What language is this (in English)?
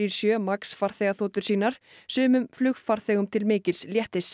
Icelandic